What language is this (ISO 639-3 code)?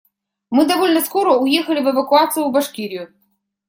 rus